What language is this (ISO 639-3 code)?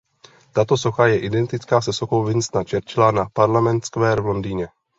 ces